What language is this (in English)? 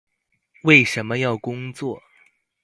Chinese